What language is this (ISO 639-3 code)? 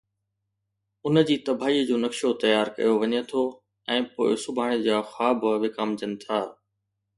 snd